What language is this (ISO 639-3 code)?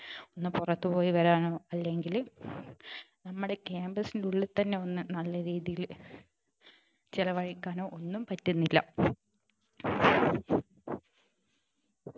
mal